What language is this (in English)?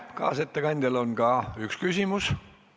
Estonian